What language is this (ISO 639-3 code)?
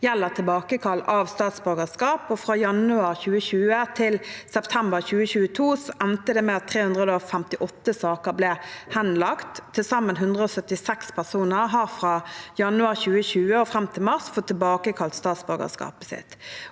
nor